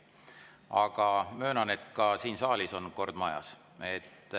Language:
Estonian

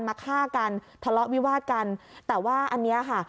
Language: Thai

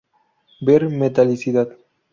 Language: Spanish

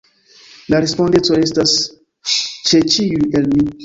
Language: Esperanto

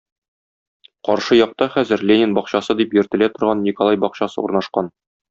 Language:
Tatar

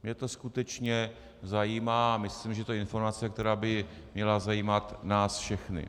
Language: Czech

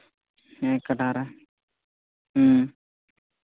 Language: Santali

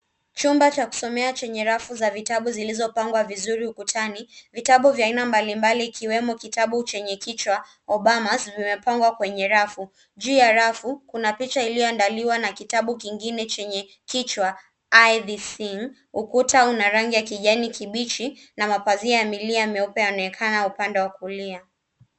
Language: Swahili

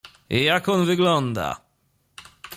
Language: Polish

